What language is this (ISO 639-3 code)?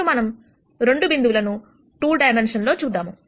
tel